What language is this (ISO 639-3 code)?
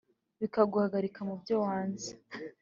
kin